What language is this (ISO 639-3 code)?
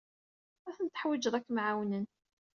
kab